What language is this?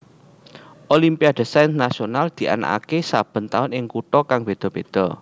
Javanese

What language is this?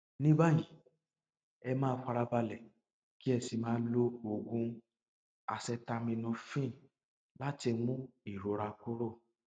Yoruba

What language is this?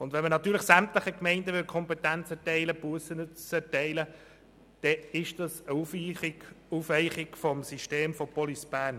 Swiss German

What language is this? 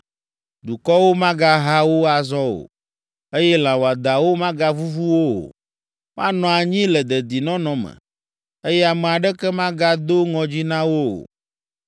Ewe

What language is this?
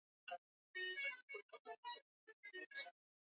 Swahili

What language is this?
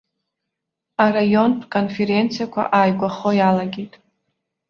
Abkhazian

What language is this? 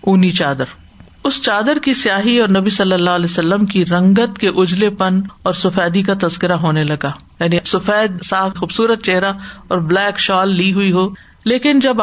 Urdu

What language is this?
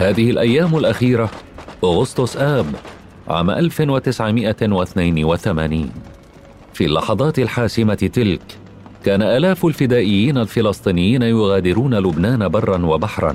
Arabic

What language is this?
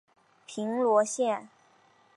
Chinese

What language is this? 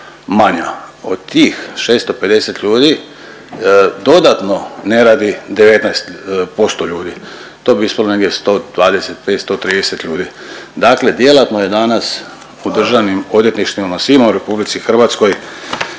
Croatian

